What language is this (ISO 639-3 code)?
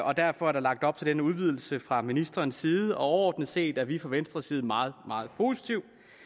dan